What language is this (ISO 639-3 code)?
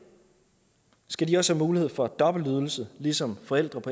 dan